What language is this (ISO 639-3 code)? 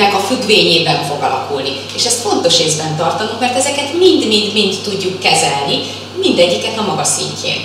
hun